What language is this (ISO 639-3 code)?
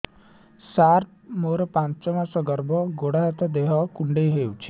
ori